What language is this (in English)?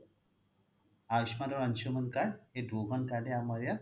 Assamese